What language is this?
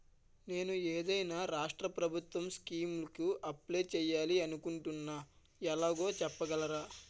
Telugu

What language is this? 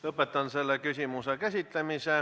Estonian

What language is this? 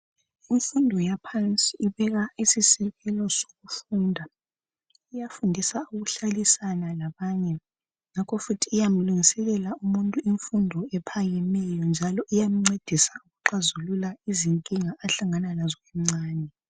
North Ndebele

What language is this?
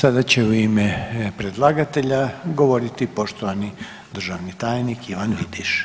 Croatian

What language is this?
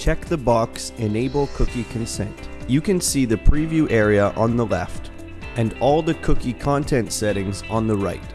English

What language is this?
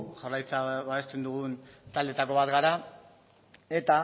Basque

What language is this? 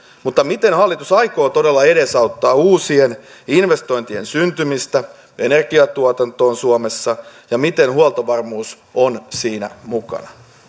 Finnish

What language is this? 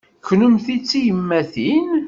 Kabyle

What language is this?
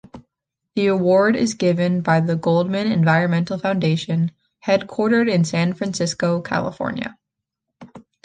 English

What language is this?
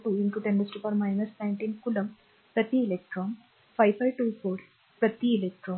Marathi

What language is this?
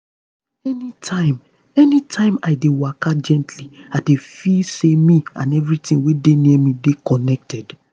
Nigerian Pidgin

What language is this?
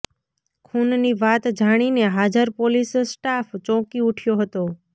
Gujarati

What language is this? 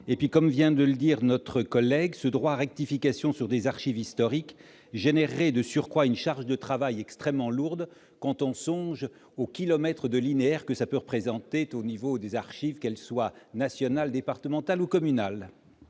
French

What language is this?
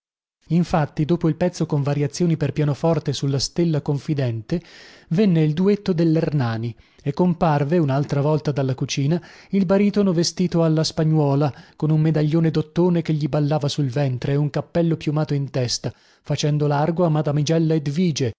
Italian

